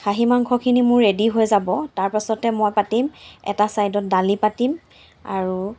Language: Assamese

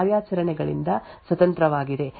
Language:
Kannada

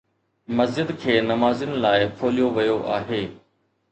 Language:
Sindhi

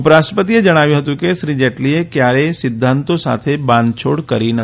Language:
Gujarati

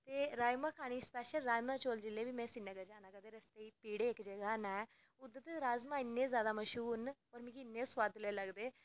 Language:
Dogri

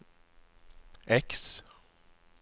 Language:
Norwegian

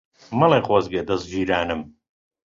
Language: Central Kurdish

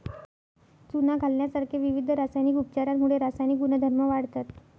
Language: Marathi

